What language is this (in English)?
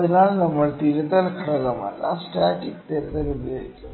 Malayalam